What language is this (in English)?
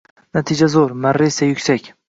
Uzbek